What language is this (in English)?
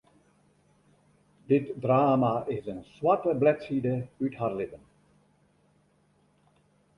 Western Frisian